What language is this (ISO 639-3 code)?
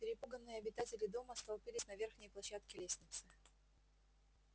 rus